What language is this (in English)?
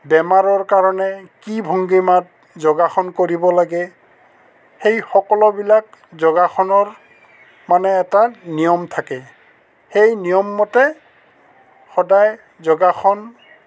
Assamese